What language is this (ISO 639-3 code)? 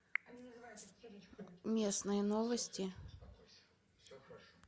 rus